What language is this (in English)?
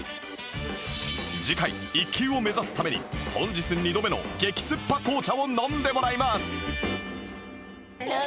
Japanese